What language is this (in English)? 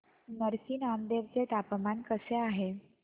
Marathi